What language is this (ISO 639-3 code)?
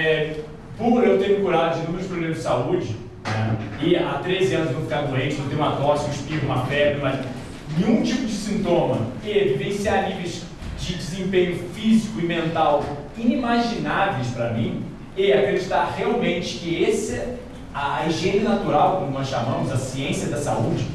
por